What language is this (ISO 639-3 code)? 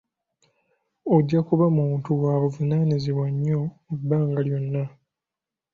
lug